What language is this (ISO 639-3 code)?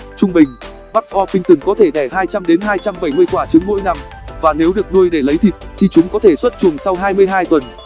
vie